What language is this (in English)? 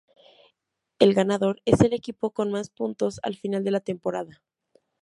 Spanish